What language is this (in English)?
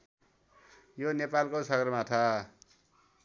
Nepali